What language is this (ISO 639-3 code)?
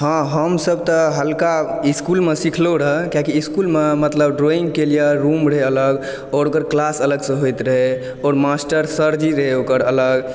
mai